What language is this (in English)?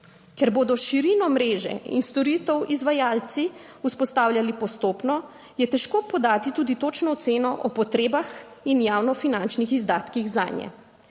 Slovenian